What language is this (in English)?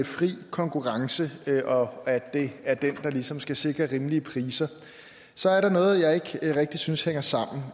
Danish